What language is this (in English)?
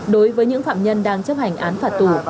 Vietnamese